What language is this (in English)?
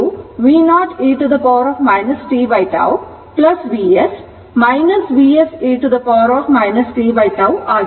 Kannada